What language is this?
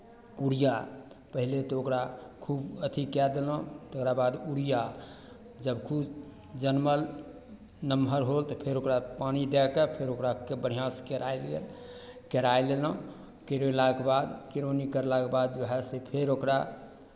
Maithili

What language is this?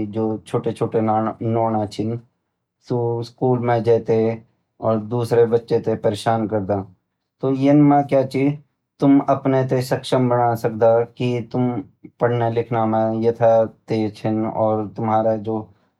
Garhwali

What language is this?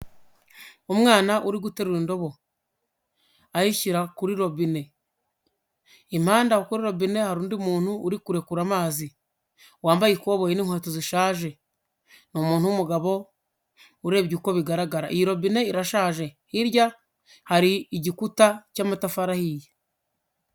Kinyarwanda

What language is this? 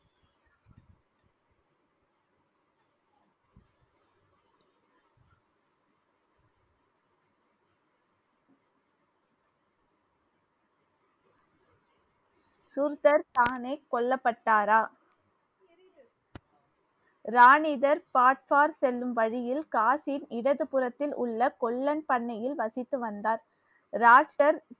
Tamil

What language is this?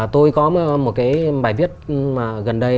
Vietnamese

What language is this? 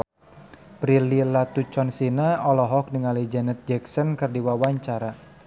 Sundanese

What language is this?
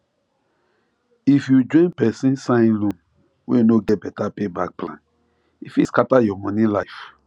Nigerian Pidgin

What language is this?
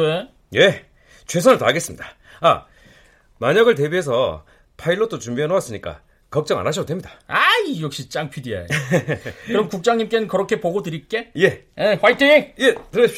Korean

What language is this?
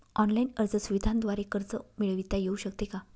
Marathi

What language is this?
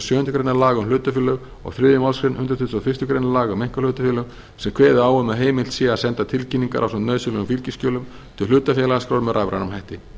Icelandic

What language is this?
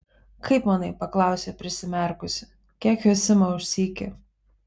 Lithuanian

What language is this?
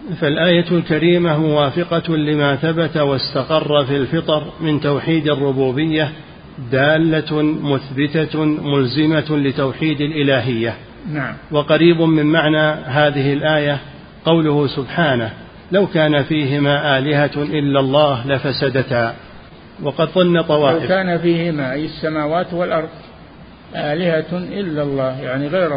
Arabic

